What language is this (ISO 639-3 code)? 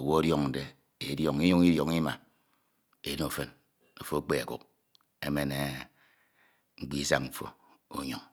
itw